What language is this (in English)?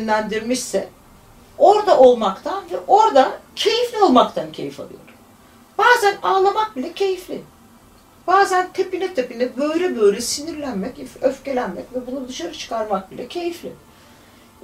Turkish